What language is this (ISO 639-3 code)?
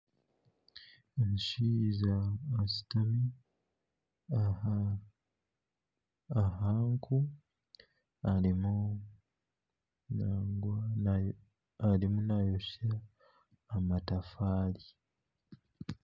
nyn